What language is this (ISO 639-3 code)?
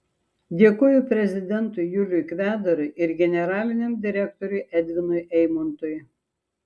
lit